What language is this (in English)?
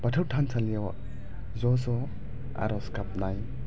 Bodo